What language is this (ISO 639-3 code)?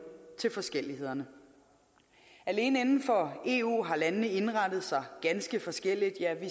dan